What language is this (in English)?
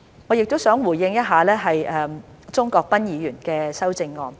Cantonese